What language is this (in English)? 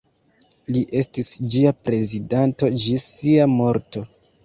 Esperanto